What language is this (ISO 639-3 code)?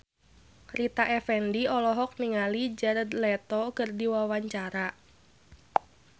sun